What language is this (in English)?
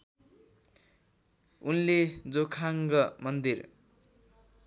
Nepali